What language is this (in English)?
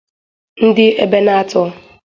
Igbo